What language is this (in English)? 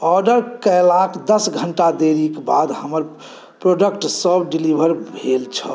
Maithili